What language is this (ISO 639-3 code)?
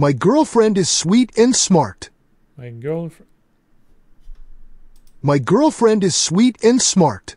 rus